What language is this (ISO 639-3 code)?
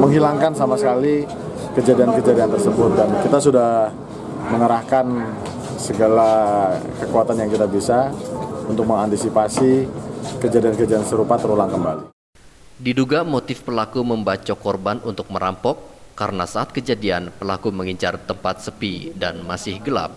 ind